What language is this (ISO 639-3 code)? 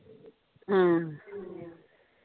pan